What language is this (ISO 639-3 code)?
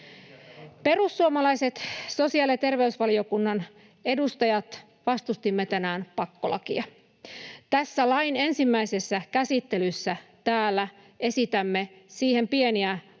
fin